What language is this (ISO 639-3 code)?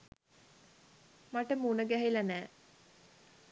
sin